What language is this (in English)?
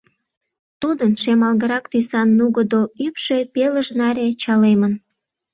Mari